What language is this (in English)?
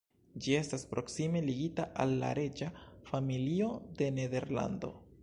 Esperanto